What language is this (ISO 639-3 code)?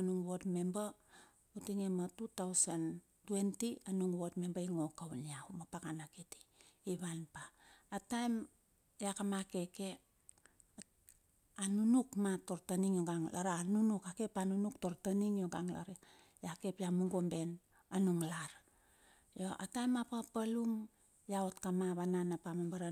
bxf